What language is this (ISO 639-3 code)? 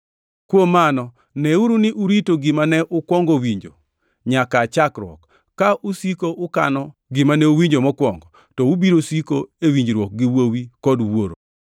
luo